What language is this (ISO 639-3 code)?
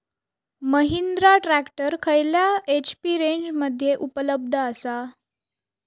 mar